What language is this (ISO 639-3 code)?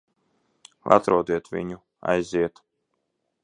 lav